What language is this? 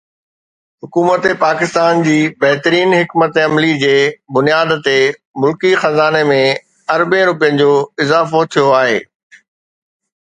Sindhi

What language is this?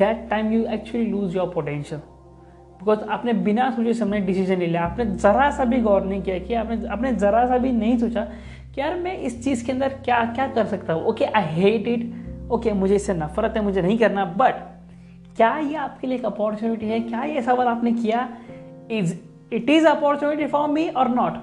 Hindi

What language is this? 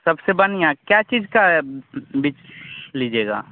Hindi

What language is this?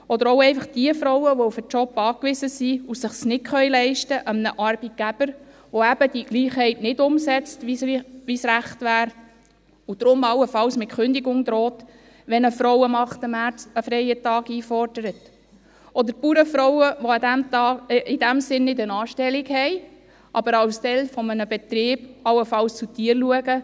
Swiss German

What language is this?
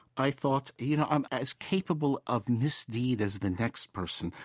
English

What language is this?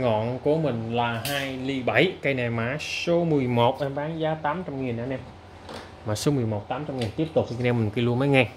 Vietnamese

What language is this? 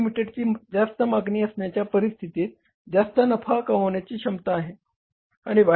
Marathi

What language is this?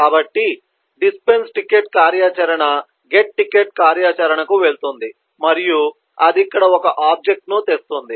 Telugu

